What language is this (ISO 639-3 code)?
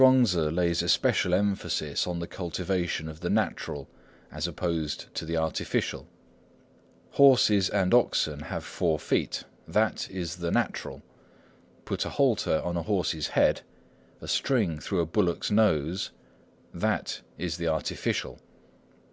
eng